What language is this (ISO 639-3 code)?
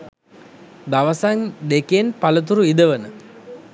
sin